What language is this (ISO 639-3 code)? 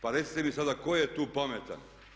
hrv